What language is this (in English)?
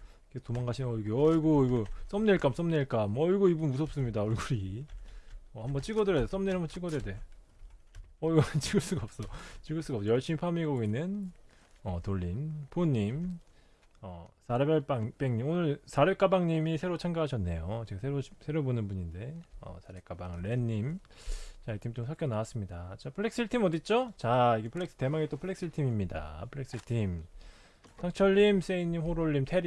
Korean